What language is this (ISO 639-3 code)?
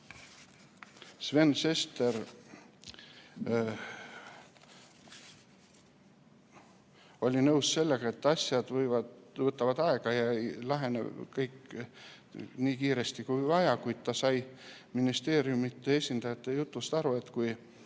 est